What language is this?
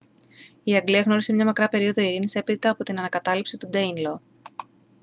Greek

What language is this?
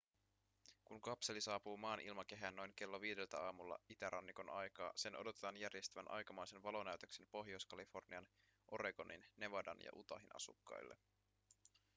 Finnish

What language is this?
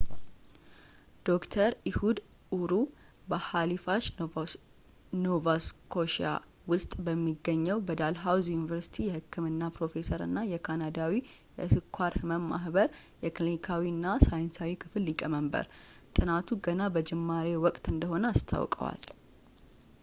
Amharic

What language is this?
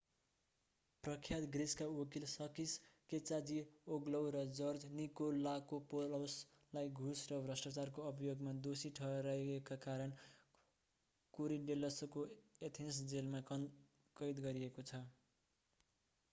Nepali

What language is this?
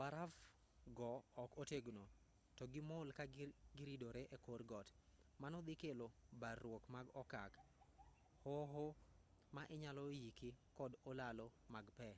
Luo (Kenya and Tanzania)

